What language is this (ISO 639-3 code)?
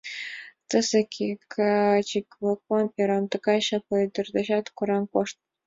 chm